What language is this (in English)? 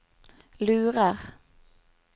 Norwegian